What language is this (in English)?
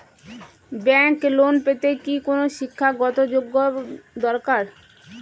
Bangla